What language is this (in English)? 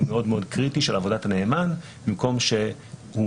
Hebrew